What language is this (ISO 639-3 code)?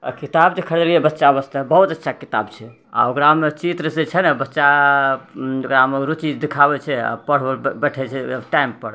mai